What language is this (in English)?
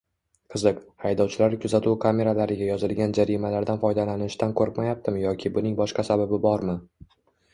Uzbek